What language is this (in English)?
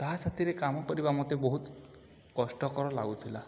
Odia